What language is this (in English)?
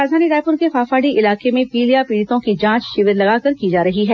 Hindi